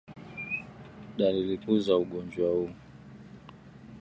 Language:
Swahili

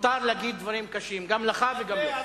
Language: Hebrew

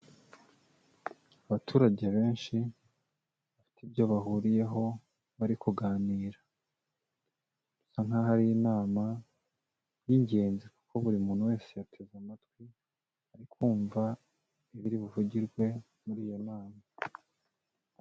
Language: Kinyarwanda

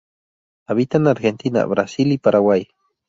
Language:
Spanish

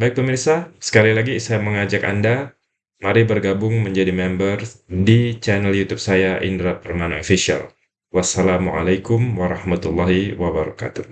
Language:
Indonesian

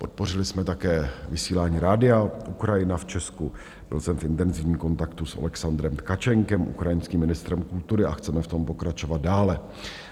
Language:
Czech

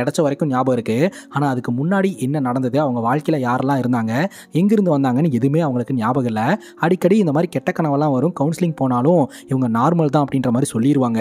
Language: Tamil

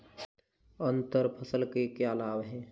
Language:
Hindi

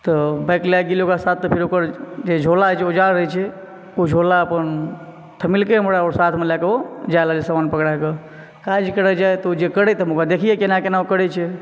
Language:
Maithili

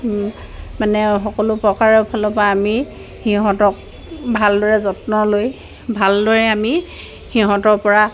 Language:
Assamese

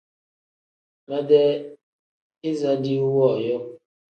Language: Tem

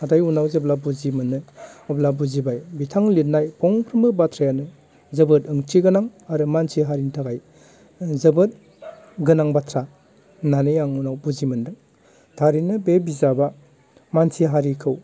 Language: Bodo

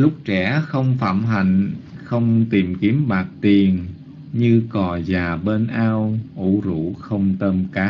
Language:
Vietnamese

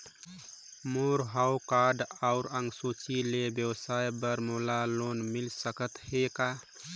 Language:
Chhattisgarhi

